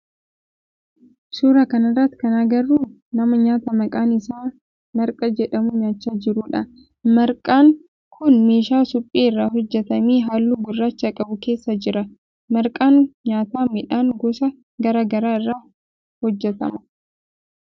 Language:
Oromo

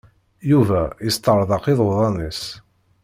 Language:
Kabyle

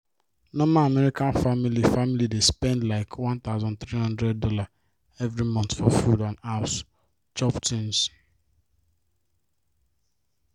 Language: Nigerian Pidgin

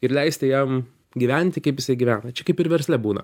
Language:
Lithuanian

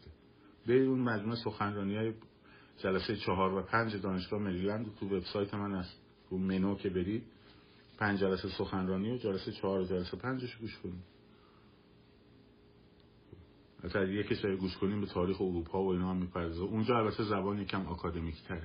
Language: Persian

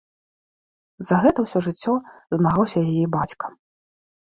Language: Belarusian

